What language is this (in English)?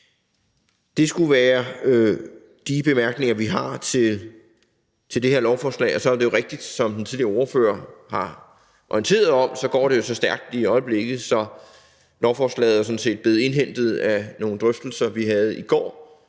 Danish